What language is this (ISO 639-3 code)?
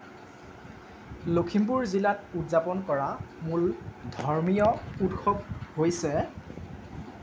asm